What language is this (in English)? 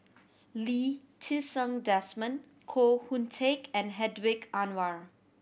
English